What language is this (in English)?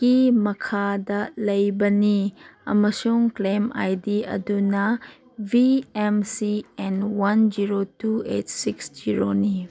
Manipuri